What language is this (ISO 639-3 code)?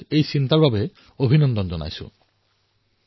asm